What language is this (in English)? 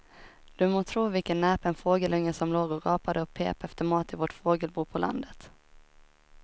Swedish